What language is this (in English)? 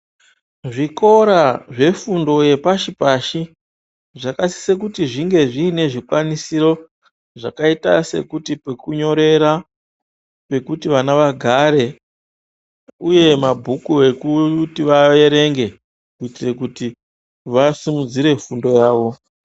Ndau